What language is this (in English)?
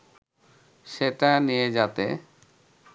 Bangla